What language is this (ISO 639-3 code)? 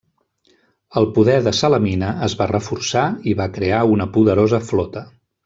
cat